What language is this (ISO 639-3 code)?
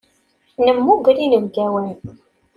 kab